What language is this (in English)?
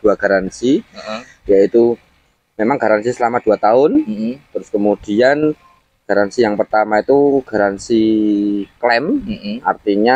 Indonesian